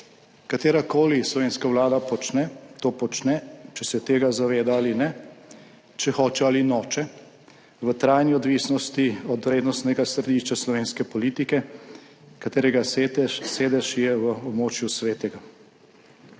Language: Slovenian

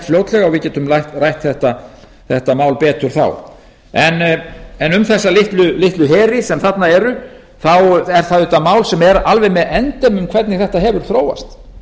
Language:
Icelandic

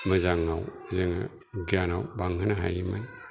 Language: Bodo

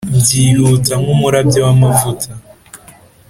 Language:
Kinyarwanda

